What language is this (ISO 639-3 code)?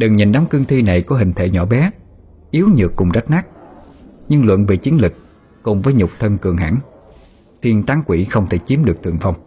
vie